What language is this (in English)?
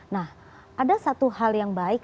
Indonesian